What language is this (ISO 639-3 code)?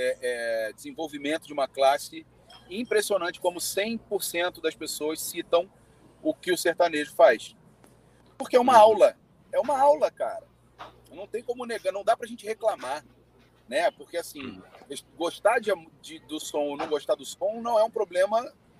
por